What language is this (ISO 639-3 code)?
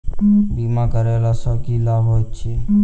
mai